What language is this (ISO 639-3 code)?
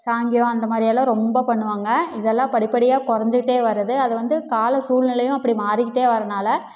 tam